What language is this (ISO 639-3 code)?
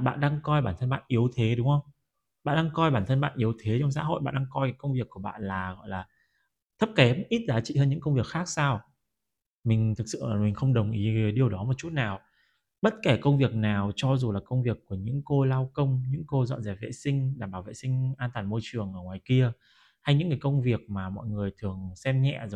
vie